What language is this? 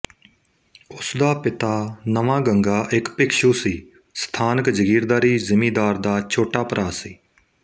Punjabi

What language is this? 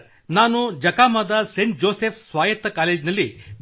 Kannada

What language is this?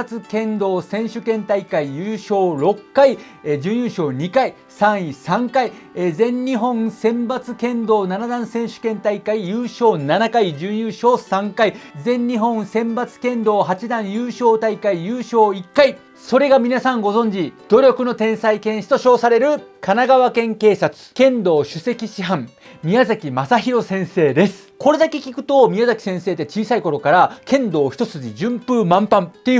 Japanese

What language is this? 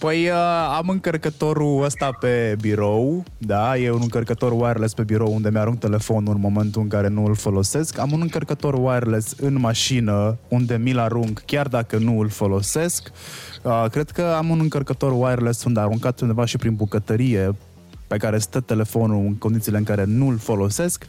Romanian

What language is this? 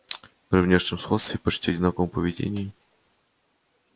Russian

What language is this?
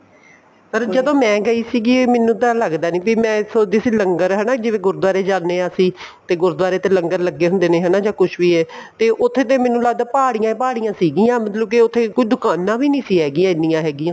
Punjabi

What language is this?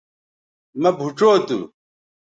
Bateri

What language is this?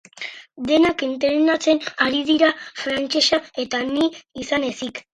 Basque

